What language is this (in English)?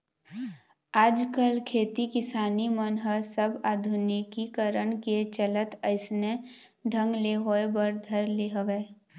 Chhattisgarhi